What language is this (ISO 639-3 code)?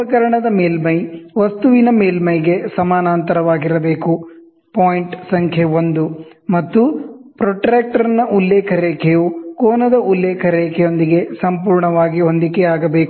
kan